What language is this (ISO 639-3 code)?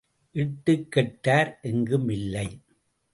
tam